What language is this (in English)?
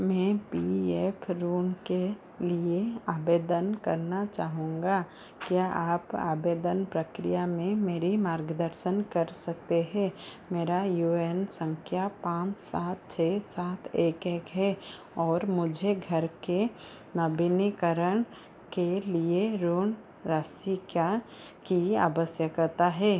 Hindi